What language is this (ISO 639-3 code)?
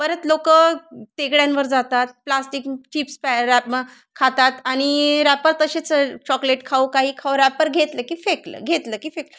mar